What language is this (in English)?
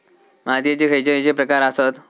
Marathi